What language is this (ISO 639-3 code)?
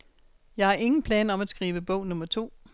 dan